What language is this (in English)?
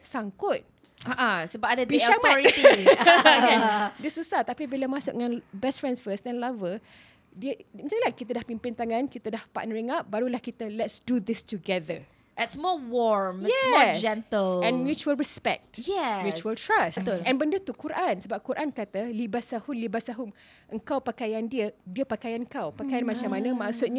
Malay